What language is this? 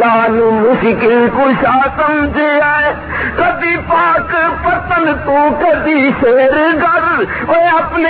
Urdu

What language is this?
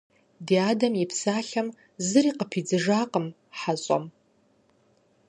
Kabardian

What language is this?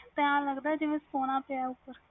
Punjabi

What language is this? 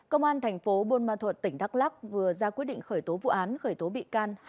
Vietnamese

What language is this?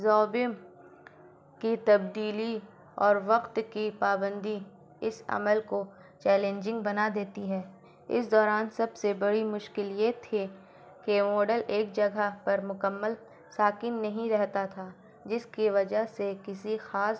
Urdu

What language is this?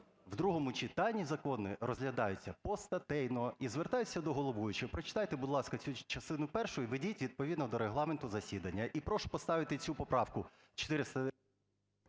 Ukrainian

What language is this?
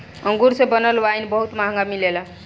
Bhojpuri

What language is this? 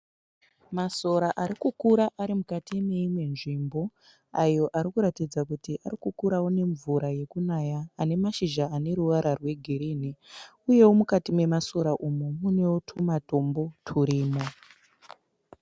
Shona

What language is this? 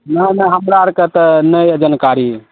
Maithili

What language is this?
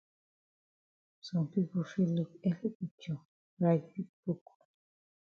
Cameroon Pidgin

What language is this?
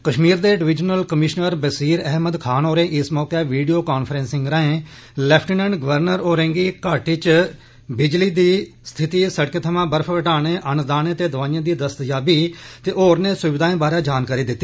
Dogri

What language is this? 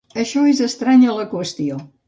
Catalan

